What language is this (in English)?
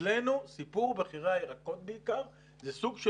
Hebrew